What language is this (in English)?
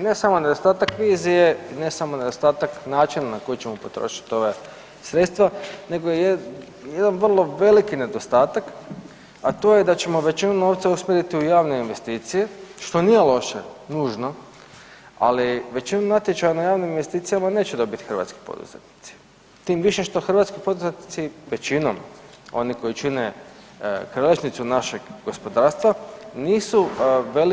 Croatian